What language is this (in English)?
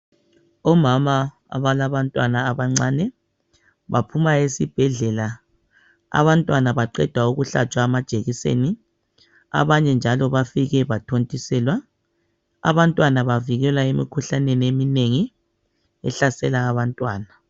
North Ndebele